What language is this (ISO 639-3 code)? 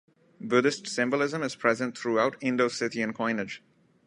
eng